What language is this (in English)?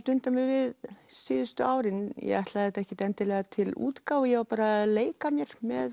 Icelandic